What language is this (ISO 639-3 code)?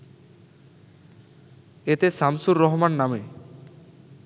ben